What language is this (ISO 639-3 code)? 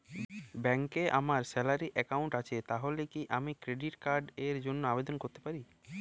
ben